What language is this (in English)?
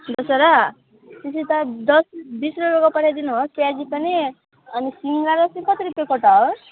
Nepali